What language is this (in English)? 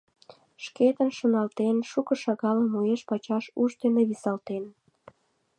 Mari